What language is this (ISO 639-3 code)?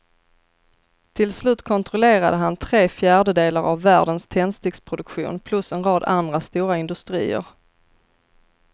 swe